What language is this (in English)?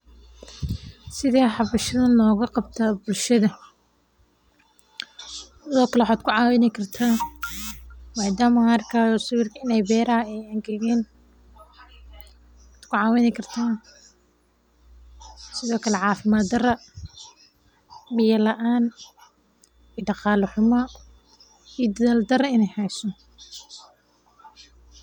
Somali